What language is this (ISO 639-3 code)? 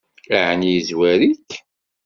kab